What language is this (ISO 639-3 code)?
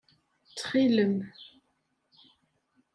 kab